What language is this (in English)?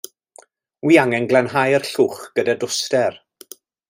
Welsh